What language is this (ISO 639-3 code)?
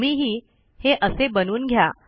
mar